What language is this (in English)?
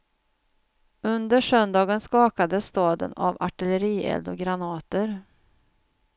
Swedish